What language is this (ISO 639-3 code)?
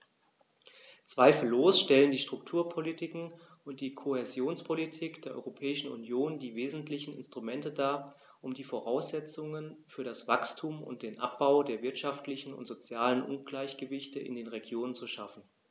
deu